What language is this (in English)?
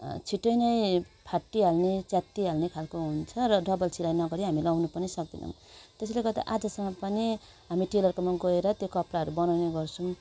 Nepali